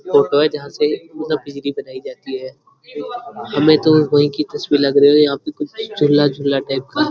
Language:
Hindi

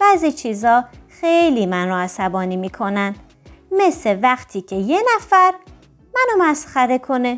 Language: Persian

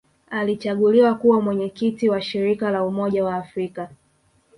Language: Swahili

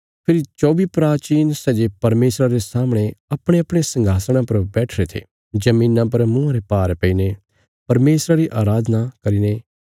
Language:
Bilaspuri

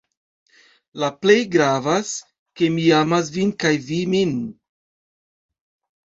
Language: Esperanto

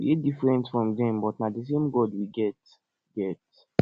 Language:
Nigerian Pidgin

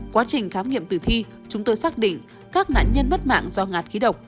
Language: Vietnamese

